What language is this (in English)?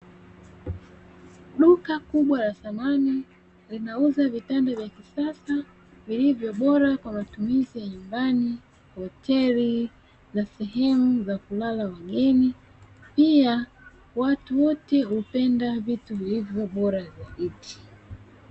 Swahili